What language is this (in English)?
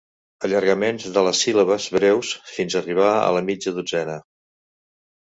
Catalan